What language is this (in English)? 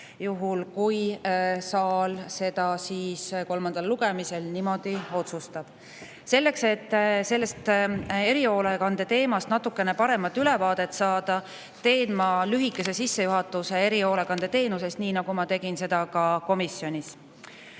Estonian